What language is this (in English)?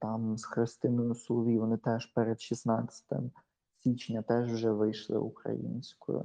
Ukrainian